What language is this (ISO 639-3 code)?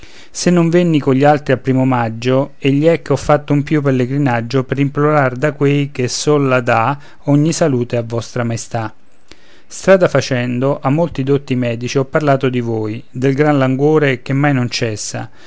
ita